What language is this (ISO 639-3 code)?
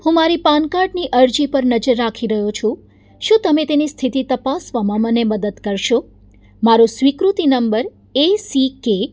guj